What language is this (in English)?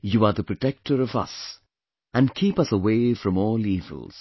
English